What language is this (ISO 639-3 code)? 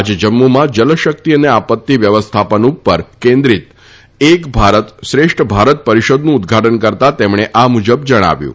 guj